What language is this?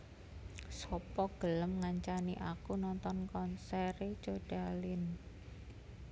Javanese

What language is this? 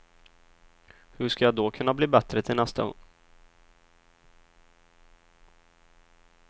Swedish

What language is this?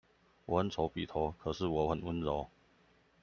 Chinese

